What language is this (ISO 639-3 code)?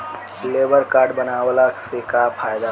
bho